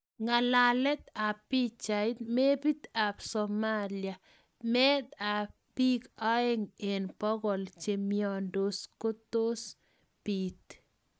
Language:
Kalenjin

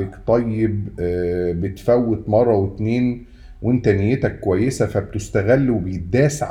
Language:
Arabic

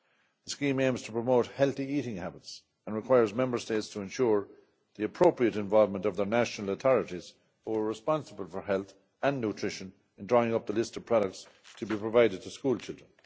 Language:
English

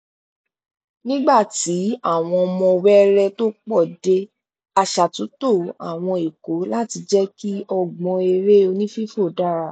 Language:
Yoruba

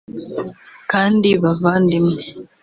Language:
Kinyarwanda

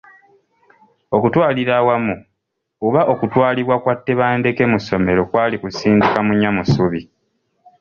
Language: Ganda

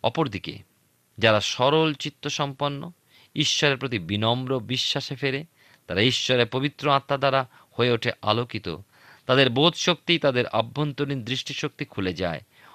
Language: Bangla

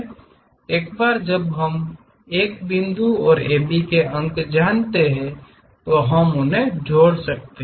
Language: Hindi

